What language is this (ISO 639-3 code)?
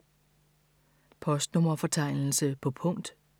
dan